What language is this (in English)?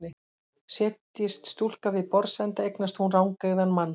Icelandic